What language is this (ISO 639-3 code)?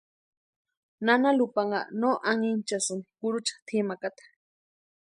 pua